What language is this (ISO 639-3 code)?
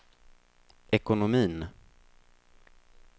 swe